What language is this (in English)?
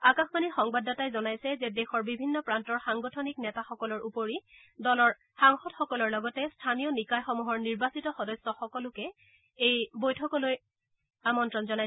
Assamese